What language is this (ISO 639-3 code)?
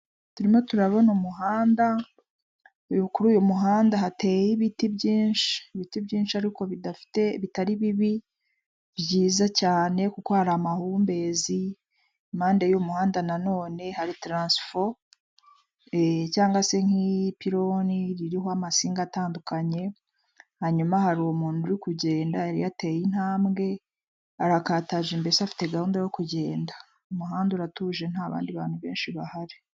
kin